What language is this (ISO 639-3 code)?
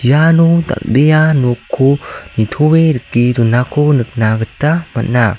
grt